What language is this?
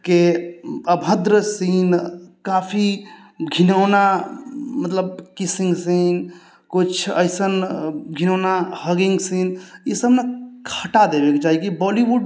Maithili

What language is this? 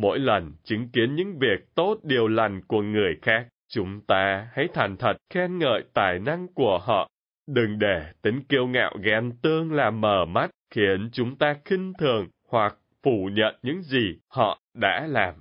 Vietnamese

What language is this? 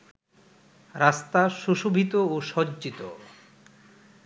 Bangla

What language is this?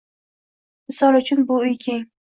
Uzbek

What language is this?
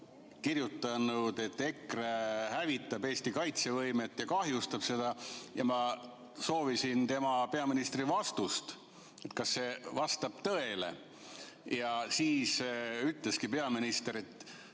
Estonian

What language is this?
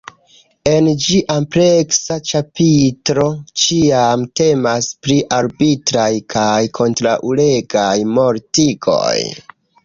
Esperanto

